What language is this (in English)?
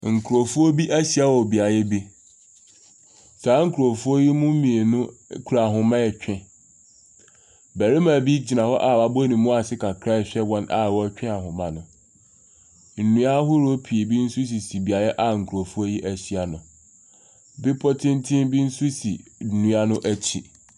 Akan